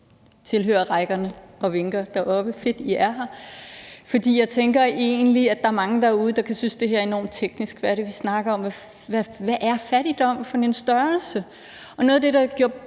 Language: Danish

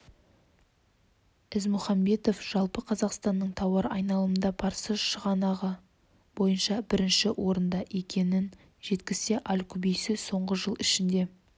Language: Kazakh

